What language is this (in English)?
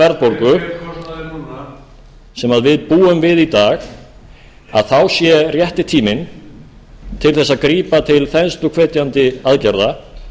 Icelandic